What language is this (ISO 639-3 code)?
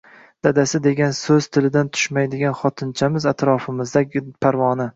uzb